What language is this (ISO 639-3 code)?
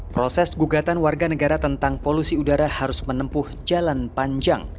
ind